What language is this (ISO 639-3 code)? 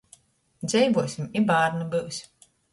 ltg